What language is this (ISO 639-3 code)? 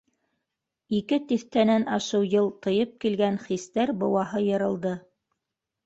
bak